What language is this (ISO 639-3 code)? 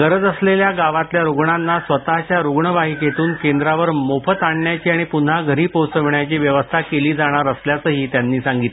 mar